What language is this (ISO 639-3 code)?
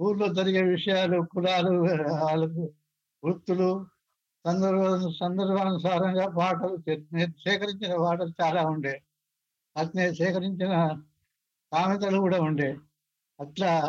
tel